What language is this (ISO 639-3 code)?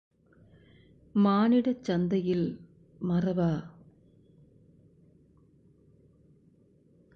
tam